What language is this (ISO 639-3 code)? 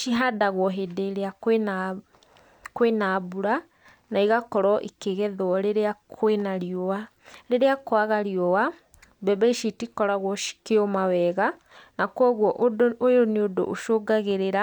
kik